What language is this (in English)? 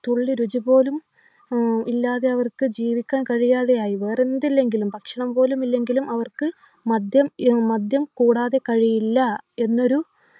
Malayalam